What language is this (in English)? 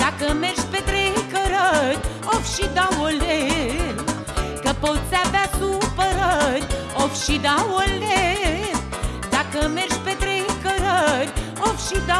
Romanian